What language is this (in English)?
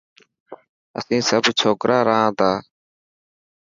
Dhatki